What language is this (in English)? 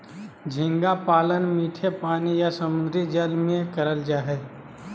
Magahi